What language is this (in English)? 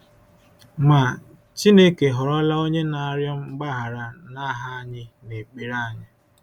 Igbo